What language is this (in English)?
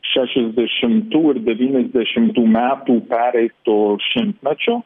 Lithuanian